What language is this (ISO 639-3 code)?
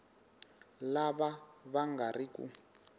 tso